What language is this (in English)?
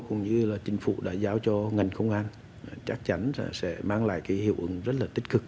Vietnamese